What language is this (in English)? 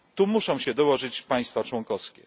Polish